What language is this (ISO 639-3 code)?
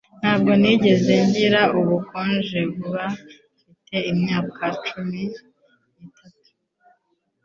kin